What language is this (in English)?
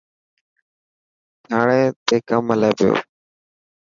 Dhatki